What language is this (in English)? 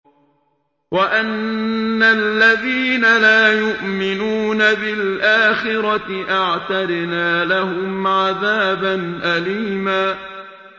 Arabic